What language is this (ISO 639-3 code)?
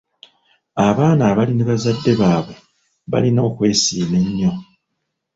lug